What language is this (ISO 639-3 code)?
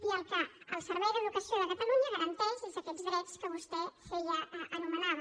cat